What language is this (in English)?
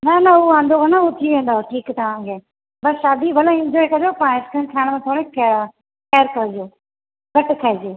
Sindhi